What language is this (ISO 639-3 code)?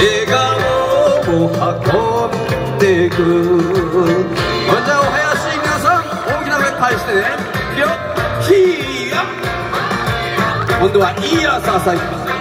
jpn